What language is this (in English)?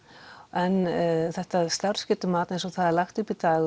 Icelandic